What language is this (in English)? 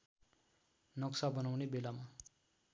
Nepali